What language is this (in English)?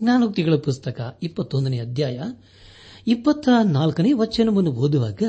Kannada